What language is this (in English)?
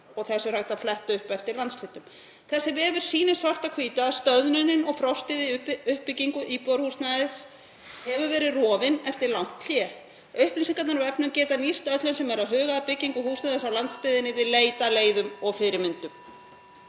Icelandic